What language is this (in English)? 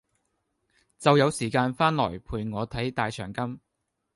Cantonese